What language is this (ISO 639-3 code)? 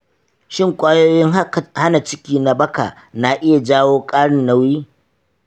hau